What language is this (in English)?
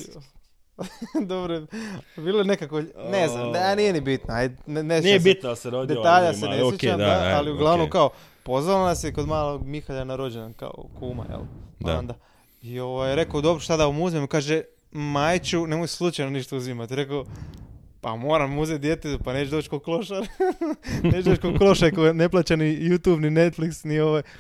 Croatian